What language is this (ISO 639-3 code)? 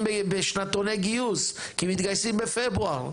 heb